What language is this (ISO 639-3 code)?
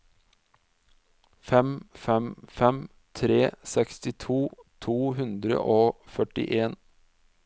nor